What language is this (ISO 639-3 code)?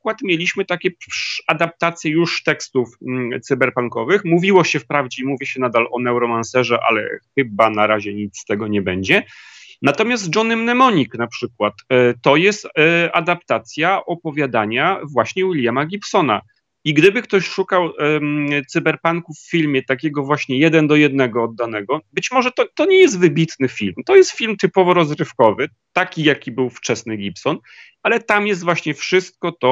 pol